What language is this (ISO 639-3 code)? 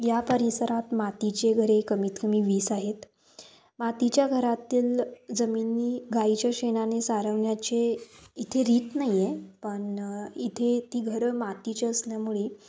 mar